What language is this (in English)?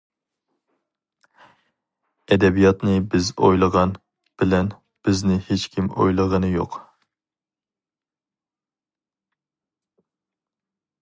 Uyghur